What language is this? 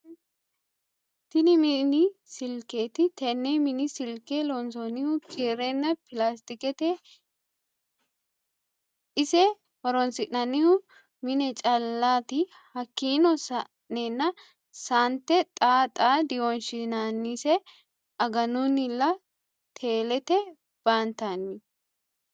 Sidamo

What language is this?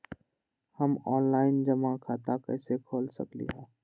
Magahi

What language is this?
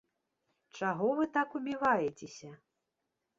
Belarusian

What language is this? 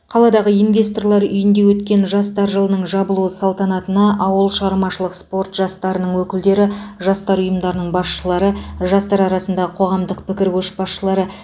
Kazakh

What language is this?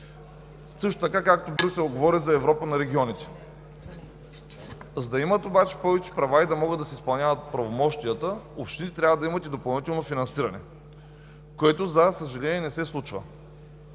Bulgarian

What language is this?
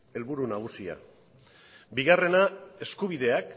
Basque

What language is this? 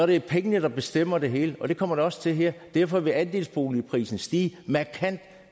Danish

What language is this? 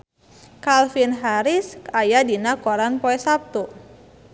Sundanese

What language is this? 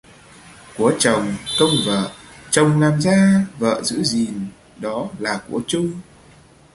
Vietnamese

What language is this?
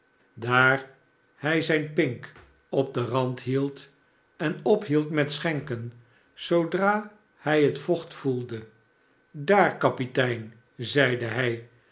Dutch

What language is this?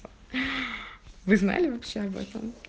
Russian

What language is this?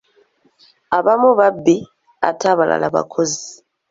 Ganda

